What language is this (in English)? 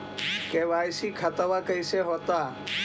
Magahi